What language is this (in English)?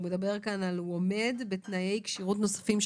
Hebrew